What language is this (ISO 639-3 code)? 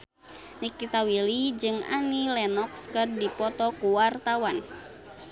sun